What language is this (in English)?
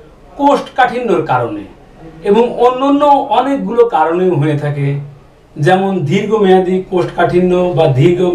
Bangla